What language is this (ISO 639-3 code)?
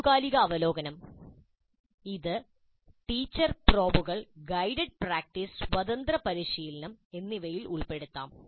mal